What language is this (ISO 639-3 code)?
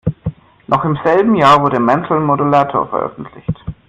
deu